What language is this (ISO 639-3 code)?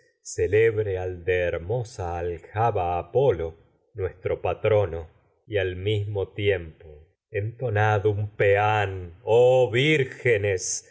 spa